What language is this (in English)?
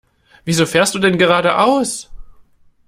German